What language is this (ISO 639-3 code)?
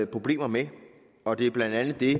dan